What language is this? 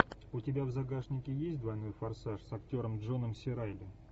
Russian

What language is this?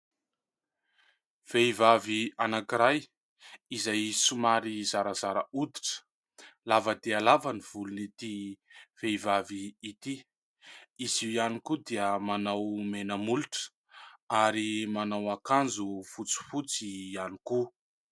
Malagasy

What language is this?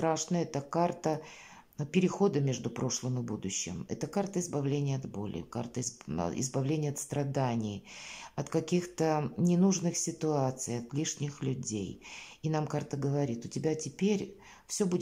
Russian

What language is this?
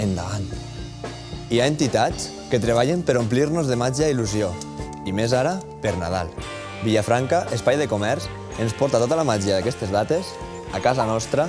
Spanish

